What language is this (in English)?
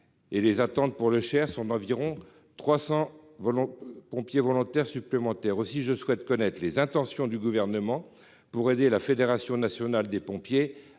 French